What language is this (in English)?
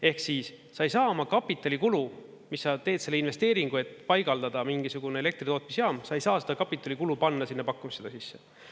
Estonian